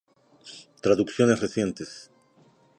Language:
Spanish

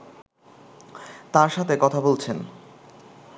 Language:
Bangla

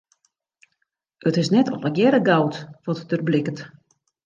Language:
Western Frisian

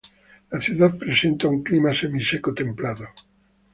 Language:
Spanish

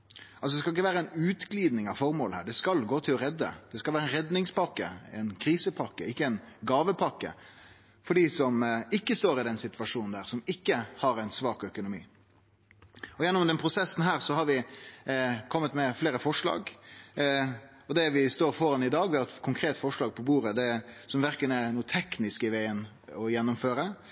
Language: Norwegian Nynorsk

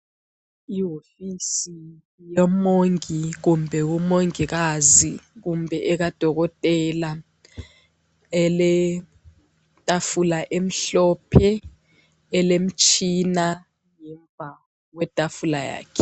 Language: North Ndebele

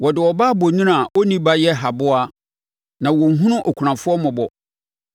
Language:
Akan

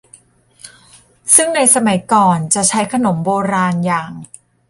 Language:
Thai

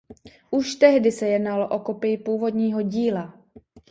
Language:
Czech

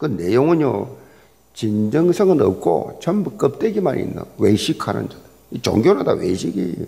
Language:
Korean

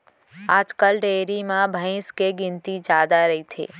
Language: Chhattisgarhi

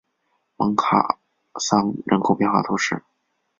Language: Chinese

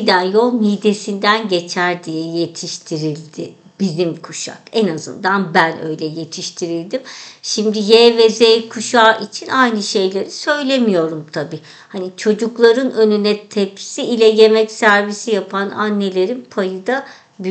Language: Turkish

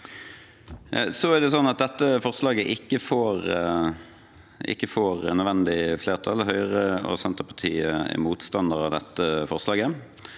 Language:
Norwegian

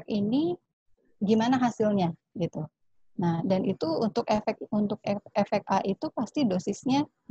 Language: Indonesian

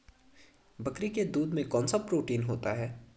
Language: Hindi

